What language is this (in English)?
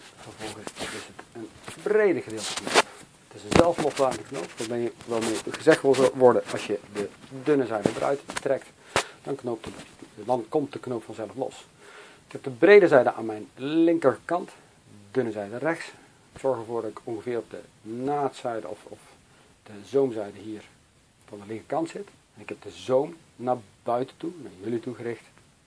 Dutch